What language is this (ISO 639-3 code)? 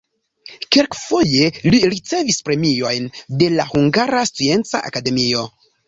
epo